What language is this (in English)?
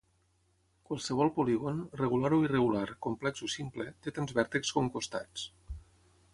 Catalan